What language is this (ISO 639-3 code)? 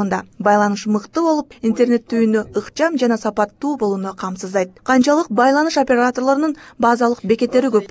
tur